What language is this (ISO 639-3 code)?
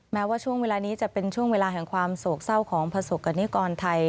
tha